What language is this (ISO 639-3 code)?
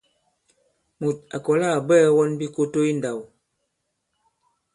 abb